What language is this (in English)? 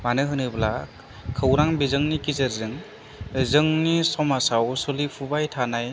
Bodo